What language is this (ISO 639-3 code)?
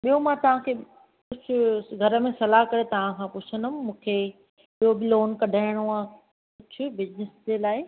snd